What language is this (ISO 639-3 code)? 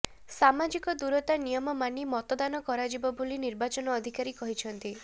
ori